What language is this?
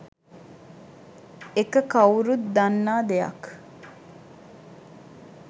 Sinhala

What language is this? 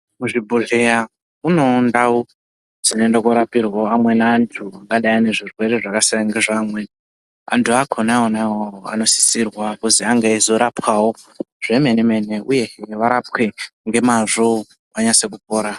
Ndau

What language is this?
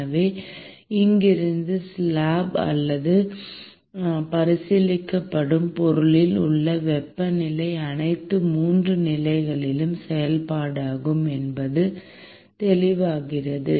Tamil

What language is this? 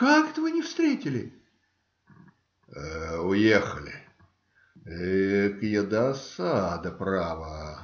Russian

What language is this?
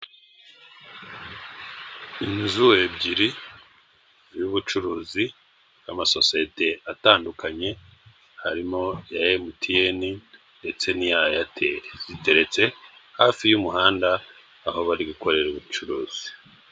Kinyarwanda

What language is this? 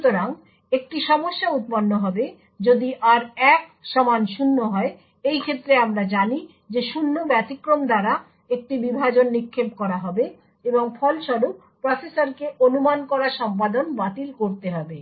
Bangla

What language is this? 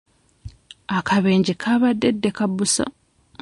Ganda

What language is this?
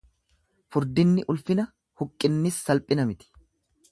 Oromo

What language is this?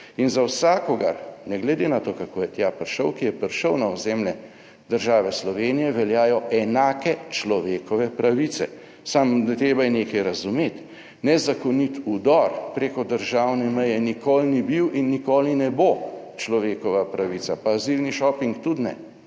Slovenian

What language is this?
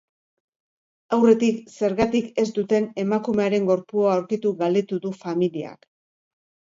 Basque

